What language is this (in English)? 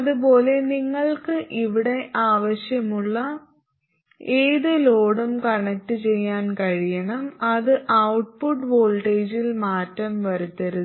Malayalam